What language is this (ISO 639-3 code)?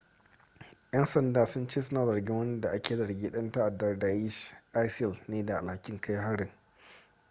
hau